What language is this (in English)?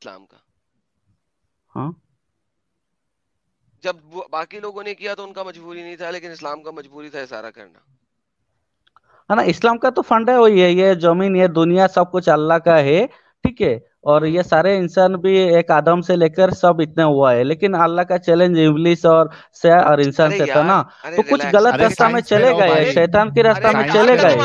Hindi